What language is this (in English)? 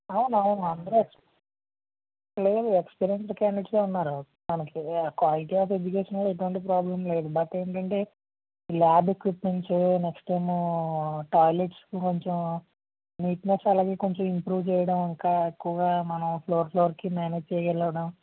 Telugu